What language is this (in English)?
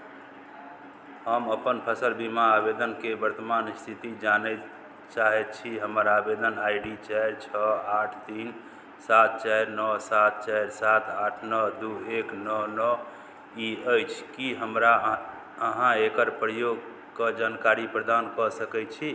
Maithili